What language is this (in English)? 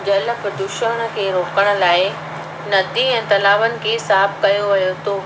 Sindhi